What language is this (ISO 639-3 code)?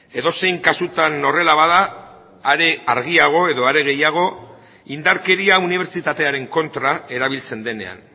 eus